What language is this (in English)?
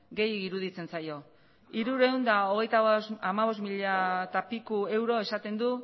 Basque